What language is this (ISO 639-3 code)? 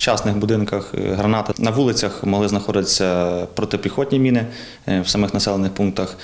ukr